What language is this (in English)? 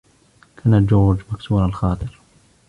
Arabic